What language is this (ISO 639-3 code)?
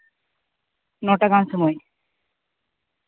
sat